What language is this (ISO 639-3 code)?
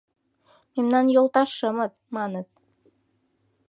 chm